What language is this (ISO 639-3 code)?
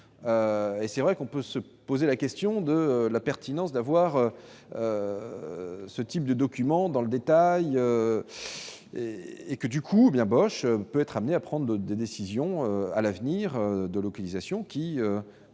fra